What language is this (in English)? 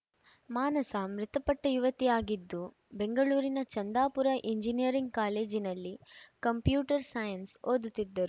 Kannada